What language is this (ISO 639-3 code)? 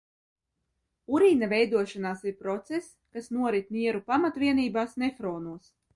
lav